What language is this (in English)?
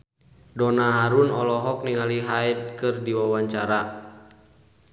Sundanese